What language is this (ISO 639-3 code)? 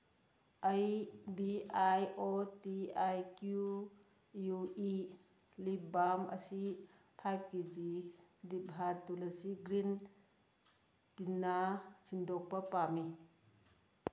mni